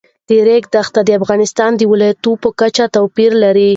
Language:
Pashto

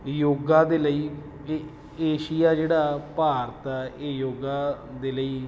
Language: Punjabi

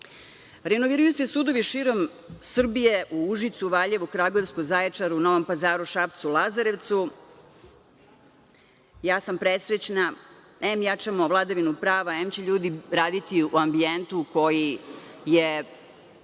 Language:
Serbian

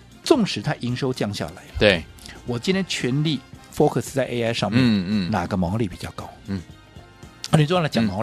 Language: Chinese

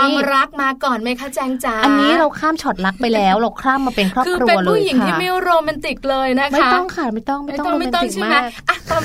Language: Thai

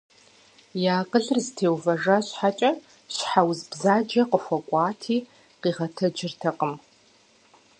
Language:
Kabardian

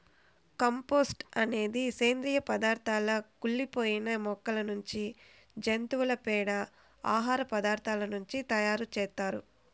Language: Telugu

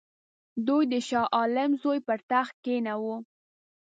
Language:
Pashto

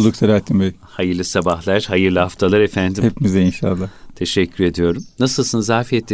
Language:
Turkish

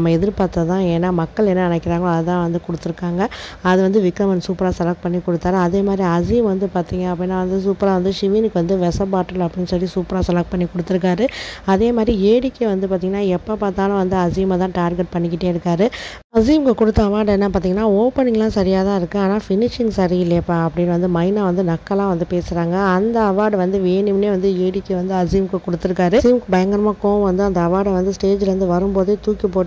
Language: Arabic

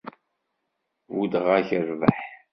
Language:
Kabyle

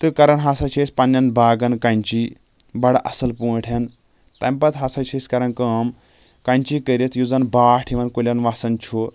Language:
Kashmiri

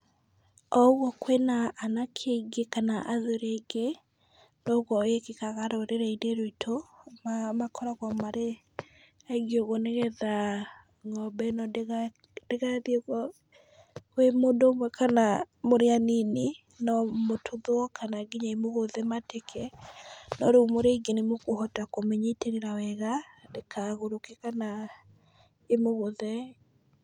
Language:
Kikuyu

